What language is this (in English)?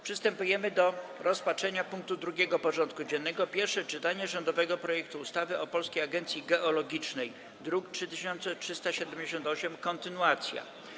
Polish